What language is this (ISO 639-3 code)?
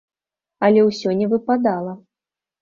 bel